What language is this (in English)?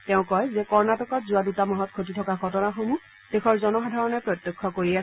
Assamese